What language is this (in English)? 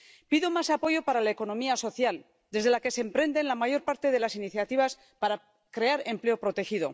Spanish